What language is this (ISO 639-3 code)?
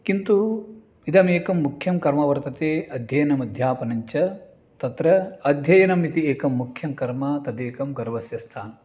san